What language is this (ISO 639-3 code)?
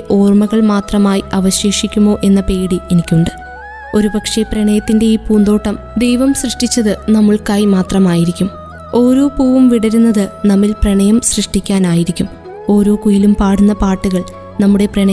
mal